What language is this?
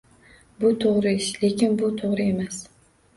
Uzbek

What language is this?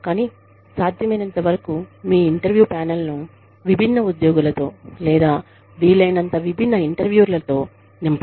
Telugu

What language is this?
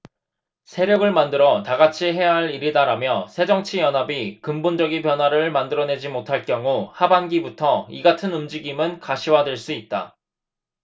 Korean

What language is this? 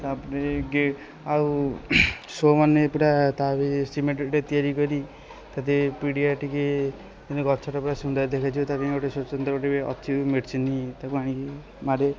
Odia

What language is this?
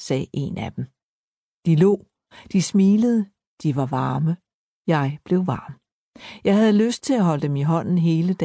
Danish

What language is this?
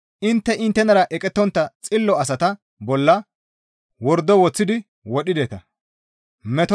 Gamo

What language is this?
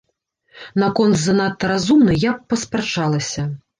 Belarusian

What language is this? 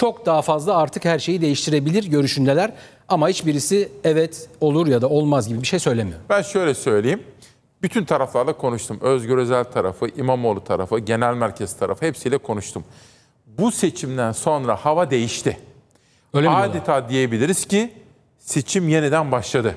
Turkish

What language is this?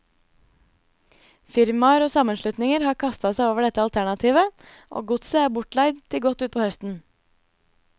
Norwegian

